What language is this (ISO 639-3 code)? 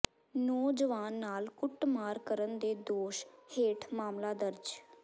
pan